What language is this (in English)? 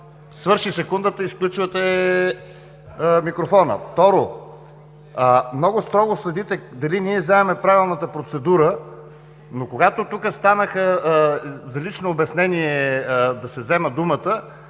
Bulgarian